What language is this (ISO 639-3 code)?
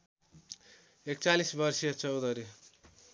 nep